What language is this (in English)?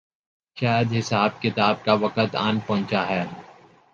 Urdu